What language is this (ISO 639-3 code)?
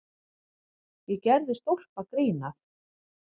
isl